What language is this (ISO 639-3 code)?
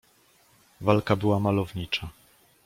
pol